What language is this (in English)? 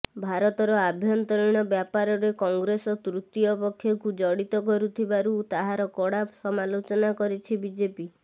Odia